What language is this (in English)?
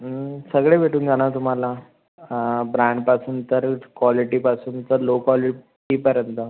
Marathi